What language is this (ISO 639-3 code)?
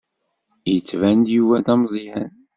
kab